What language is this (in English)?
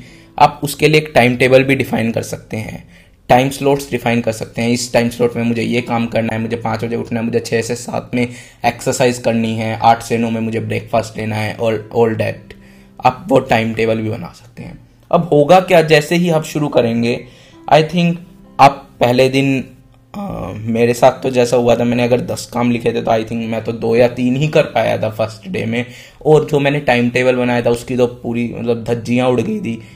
Hindi